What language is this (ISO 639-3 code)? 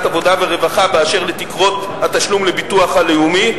heb